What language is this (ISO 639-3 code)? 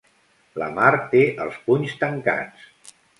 cat